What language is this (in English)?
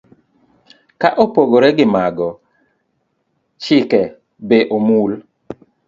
Luo (Kenya and Tanzania)